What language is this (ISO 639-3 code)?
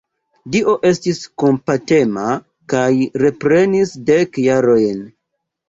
epo